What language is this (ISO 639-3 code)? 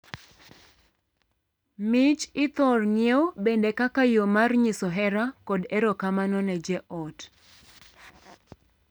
luo